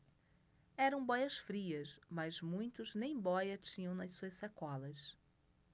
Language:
Portuguese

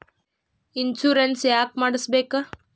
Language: Kannada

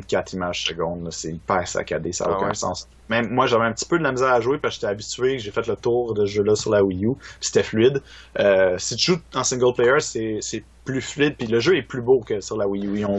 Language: French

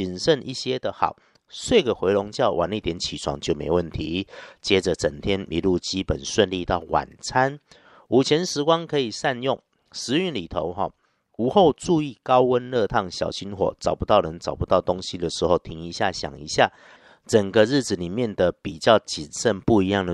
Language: Chinese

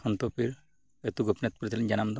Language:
Santali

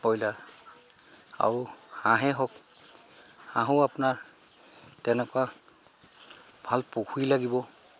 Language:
Assamese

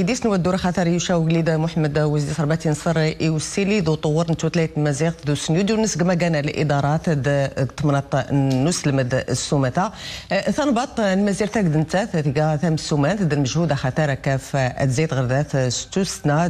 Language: Arabic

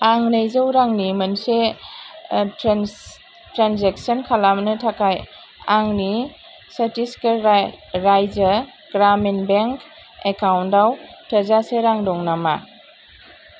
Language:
Bodo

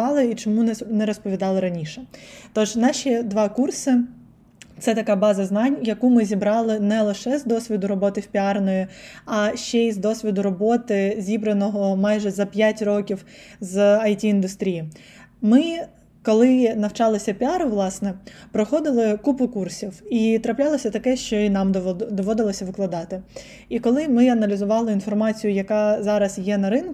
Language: Ukrainian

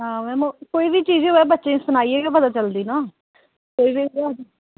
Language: Dogri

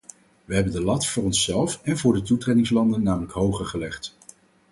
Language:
Dutch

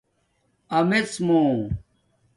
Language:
Domaaki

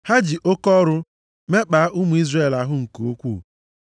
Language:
Igbo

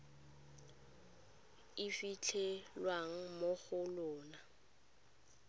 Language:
Tswana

